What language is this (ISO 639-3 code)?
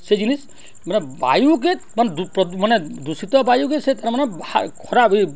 ori